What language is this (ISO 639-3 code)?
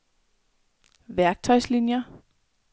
dan